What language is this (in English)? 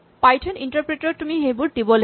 Assamese